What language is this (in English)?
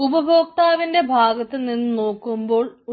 Malayalam